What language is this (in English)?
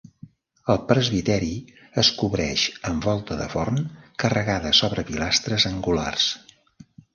Catalan